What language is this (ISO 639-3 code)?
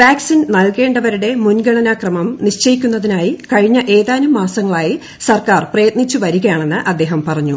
mal